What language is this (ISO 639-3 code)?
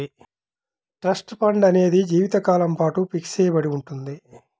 tel